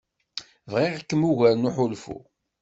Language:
Kabyle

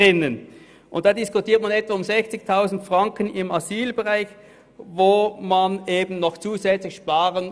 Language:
Swiss German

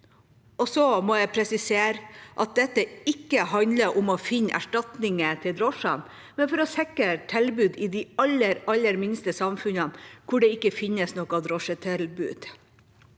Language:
Norwegian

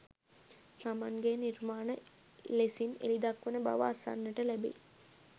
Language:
Sinhala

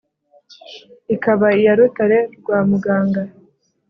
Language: Kinyarwanda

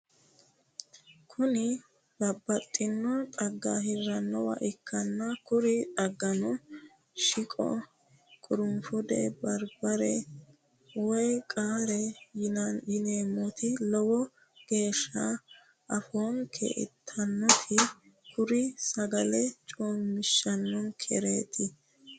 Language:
Sidamo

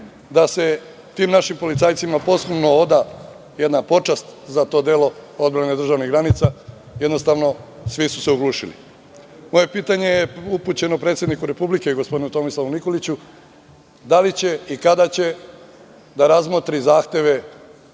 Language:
Serbian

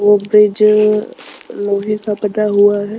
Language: Hindi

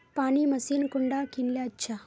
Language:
Magahi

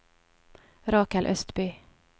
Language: Norwegian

